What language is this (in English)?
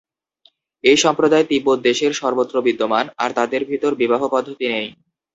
Bangla